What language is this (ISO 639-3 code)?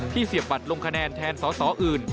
tha